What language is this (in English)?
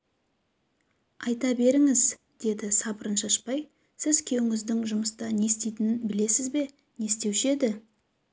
Kazakh